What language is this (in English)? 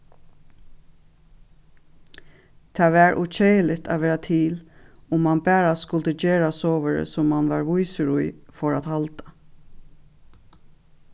Faroese